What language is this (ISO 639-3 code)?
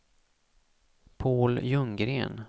swe